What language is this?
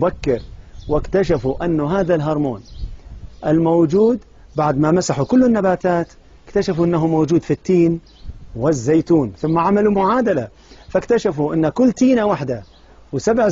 Arabic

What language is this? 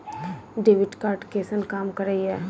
Maithili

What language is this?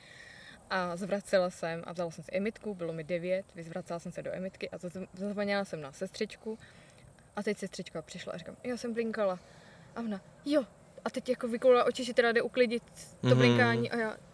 Czech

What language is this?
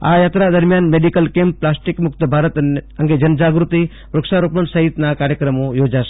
Gujarati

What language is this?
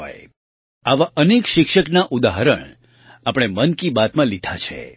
Gujarati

